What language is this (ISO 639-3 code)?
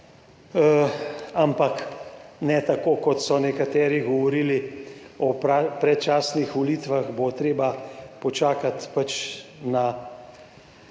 slv